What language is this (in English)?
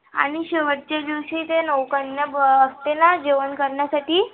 Marathi